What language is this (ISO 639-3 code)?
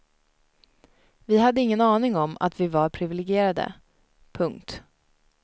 swe